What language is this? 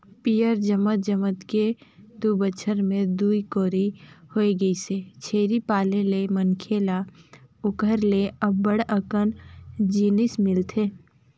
Chhattisgarhi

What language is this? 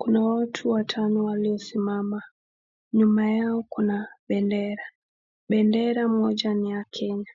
Swahili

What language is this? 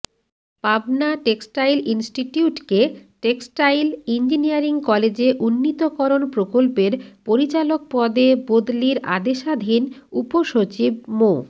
Bangla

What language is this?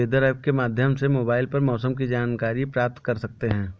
Hindi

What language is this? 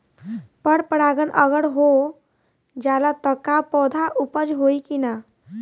Bhojpuri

